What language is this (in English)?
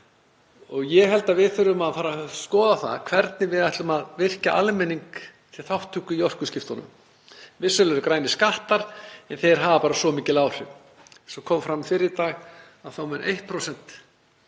Icelandic